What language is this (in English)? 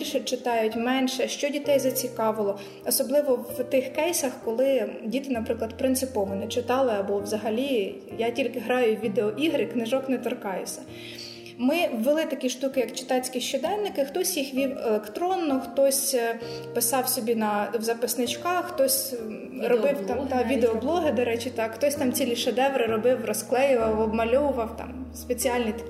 Ukrainian